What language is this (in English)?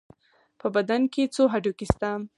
Pashto